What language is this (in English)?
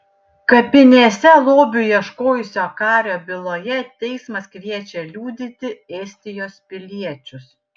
Lithuanian